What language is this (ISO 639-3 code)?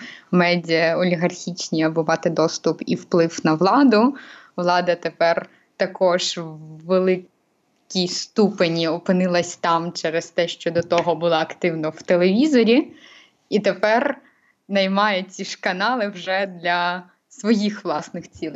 ukr